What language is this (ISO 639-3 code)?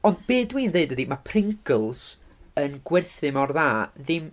cym